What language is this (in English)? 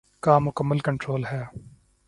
Urdu